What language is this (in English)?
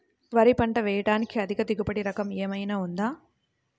Telugu